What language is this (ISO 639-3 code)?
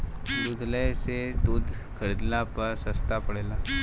bho